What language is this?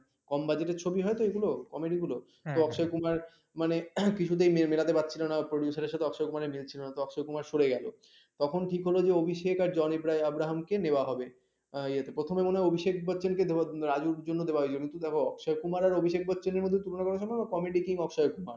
Bangla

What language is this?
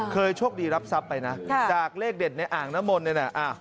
Thai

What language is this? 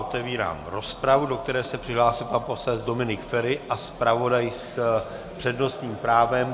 Czech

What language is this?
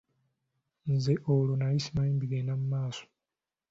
Ganda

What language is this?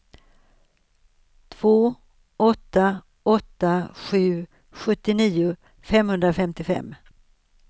Swedish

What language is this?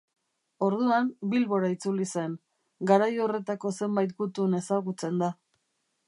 Basque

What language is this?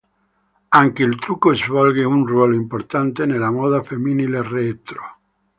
Italian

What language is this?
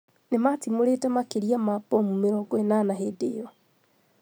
Kikuyu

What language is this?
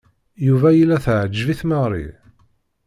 Kabyle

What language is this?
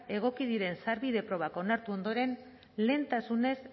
Basque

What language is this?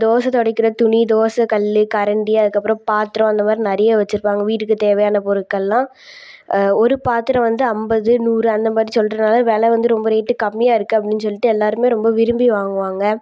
Tamil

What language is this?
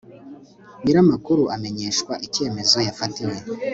Kinyarwanda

